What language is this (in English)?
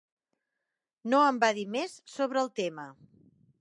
Catalan